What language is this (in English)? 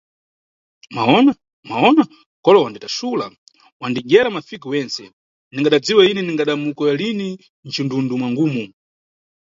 Nyungwe